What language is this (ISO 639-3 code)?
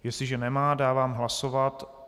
ces